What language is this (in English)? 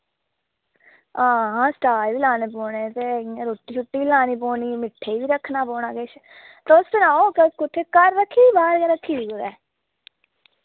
Dogri